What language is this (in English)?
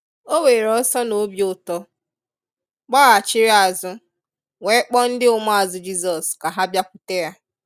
Igbo